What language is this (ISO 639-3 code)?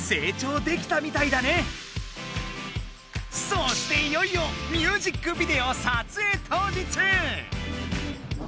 jpn